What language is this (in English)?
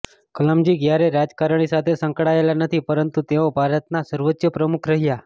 Gujarati